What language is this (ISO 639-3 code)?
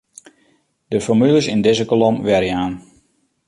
fry